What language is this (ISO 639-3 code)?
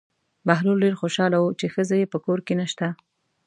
pus